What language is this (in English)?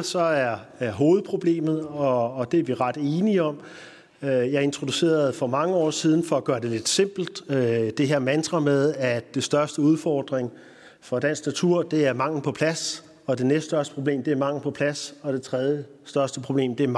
Danish